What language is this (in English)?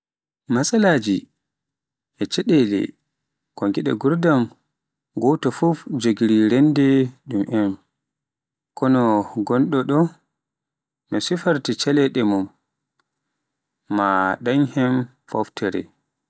Pular